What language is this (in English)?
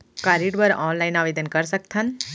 Chhattisgarhi